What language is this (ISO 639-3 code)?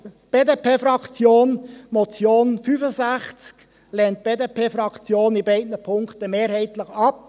gsw